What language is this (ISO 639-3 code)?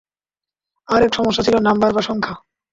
ben